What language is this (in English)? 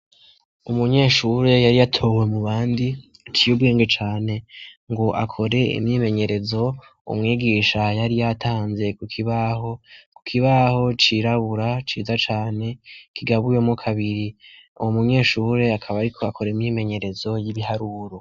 Rundi